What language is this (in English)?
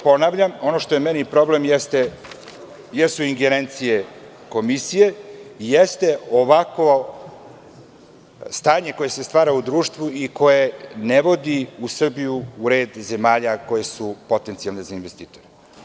Serbian